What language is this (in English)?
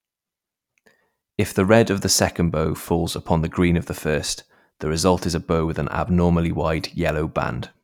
English